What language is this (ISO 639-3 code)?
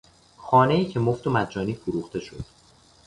fas